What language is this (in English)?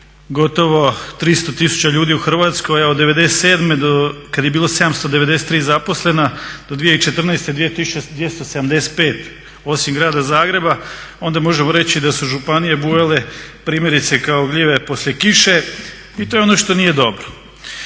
Croatian